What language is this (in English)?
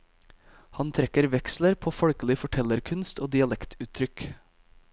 Norwegian